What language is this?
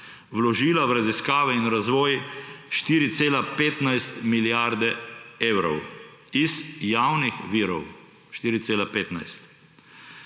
Slovenian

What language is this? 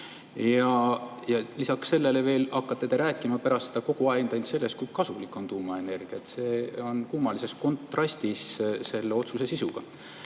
Estonian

